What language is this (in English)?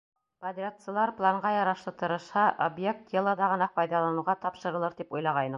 Bashkir